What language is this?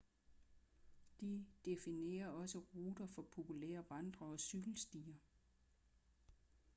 Danish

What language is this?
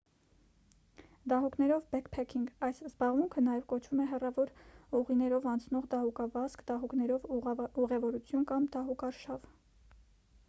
Armenian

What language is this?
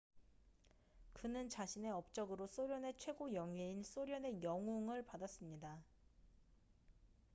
Korean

